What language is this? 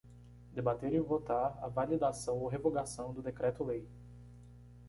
Portuguese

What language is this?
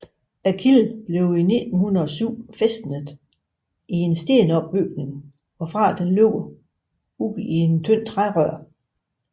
Danish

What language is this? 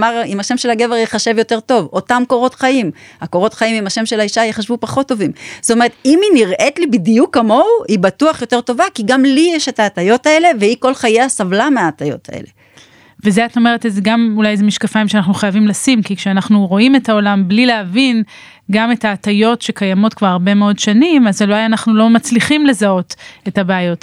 Hebrew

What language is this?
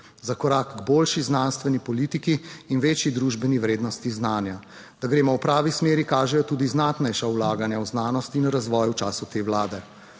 Slovenian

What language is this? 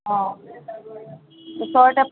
Assamese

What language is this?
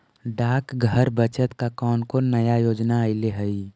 Magahi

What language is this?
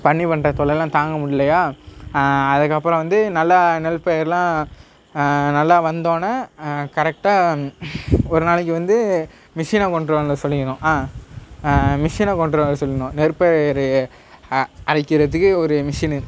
Tamil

